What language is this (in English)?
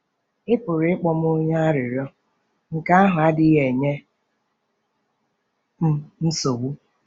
Igbo